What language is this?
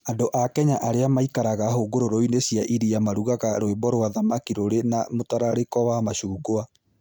Kikuyu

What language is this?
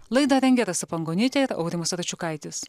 Lithuanian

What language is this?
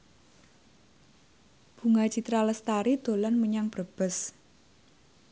Javanese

